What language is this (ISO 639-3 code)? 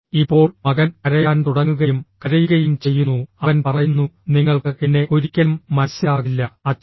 mal